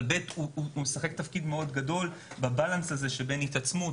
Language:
Hebrew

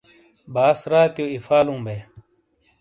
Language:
Shina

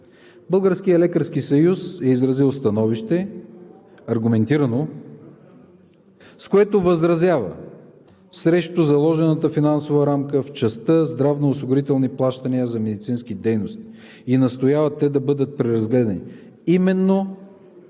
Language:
Bulgarian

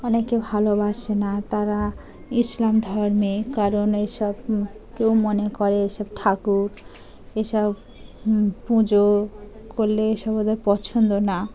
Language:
Bangla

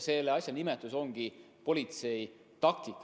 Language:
Estonian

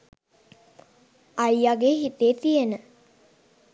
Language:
Sinhala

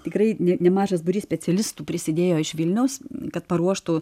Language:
Lithuanian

